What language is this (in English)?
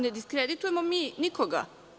Serbian